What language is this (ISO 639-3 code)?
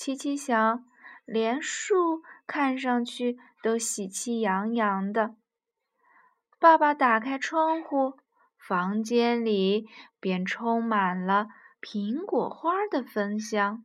zho